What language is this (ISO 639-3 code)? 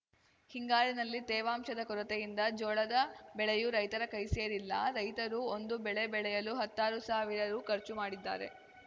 kan